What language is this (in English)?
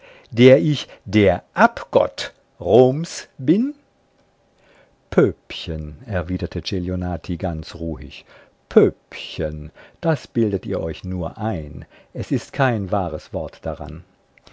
German